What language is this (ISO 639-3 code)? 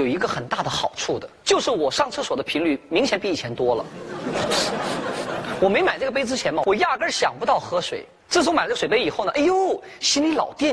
zho